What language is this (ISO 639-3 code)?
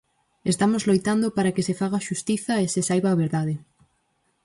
glg